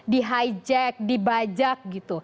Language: Indonesian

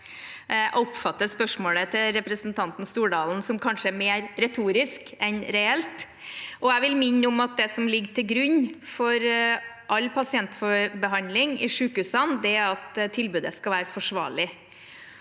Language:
Norwegian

